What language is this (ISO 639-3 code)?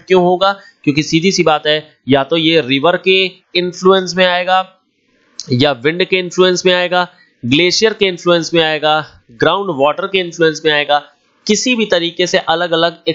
hin